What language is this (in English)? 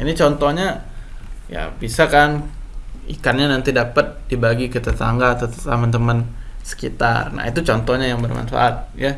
Indonesian